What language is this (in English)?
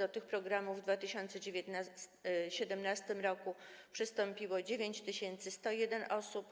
Polish